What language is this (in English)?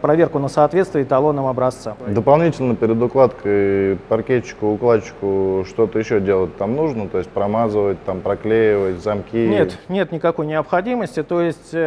Russian